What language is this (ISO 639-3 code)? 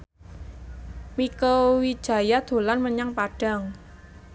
jav